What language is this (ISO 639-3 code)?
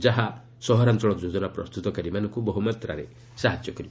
ori